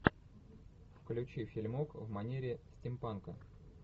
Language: Russian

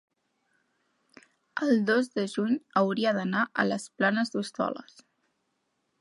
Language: Catalan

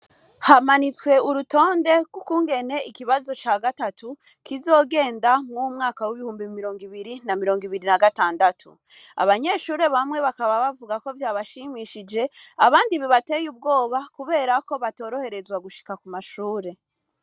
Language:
Rundi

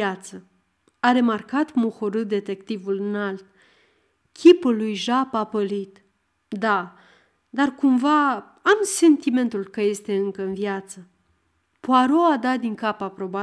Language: Romanian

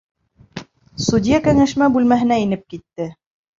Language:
Bashkir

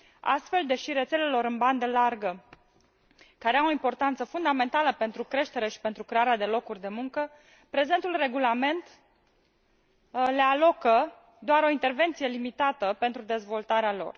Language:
Romanian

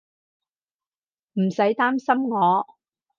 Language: Cantonese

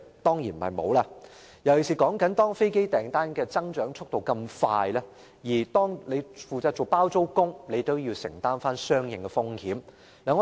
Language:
Cantonese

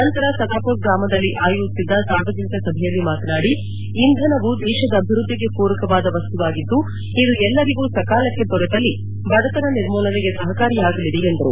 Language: Kannada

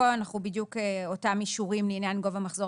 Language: Hebrew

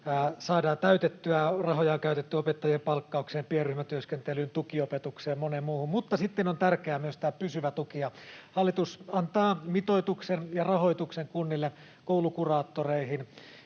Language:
Finnish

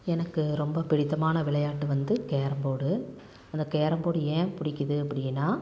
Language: Tamil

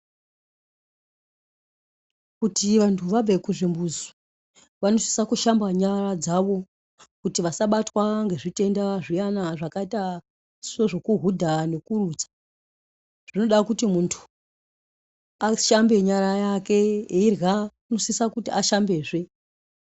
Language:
Ndau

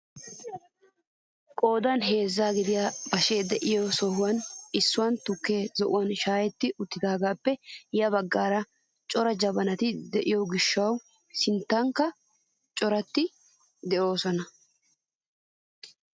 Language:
Wolaytta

